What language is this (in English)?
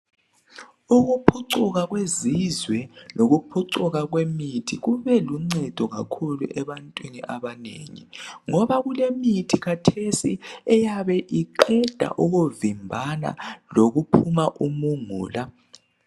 North Ndebele